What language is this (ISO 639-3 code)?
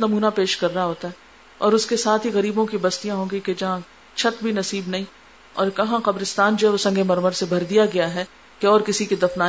urd